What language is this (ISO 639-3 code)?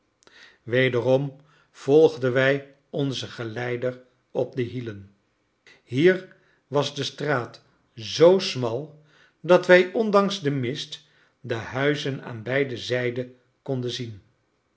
nld